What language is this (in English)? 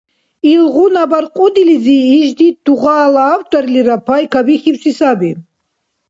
Dargwa